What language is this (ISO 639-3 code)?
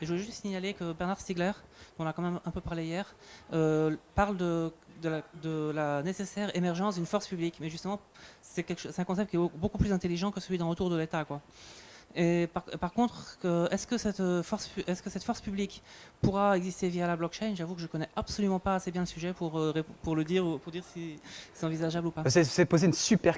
fra